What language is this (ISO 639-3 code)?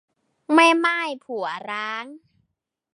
tha